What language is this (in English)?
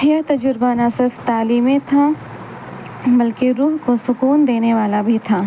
Urdu